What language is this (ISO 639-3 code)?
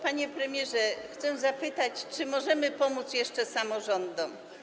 pol